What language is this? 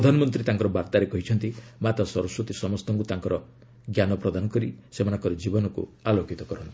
Odia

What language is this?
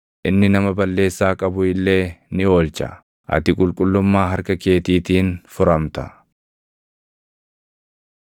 Oromo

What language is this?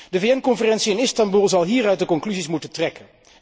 Dutch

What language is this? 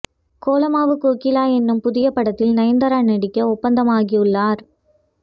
Tamil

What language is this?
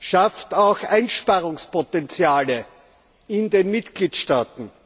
German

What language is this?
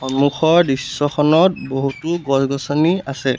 Assamese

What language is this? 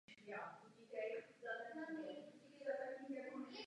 Czech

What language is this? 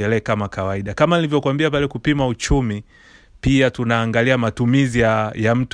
Swahili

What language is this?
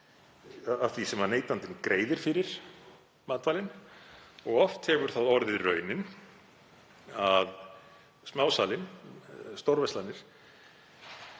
Icelandic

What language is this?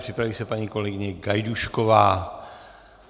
Czech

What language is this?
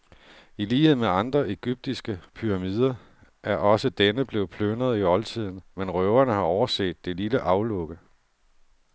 Danish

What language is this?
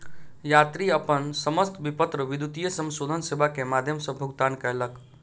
Maithili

